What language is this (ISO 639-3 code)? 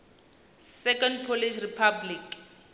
ven